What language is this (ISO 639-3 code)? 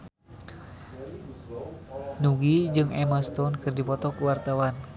sun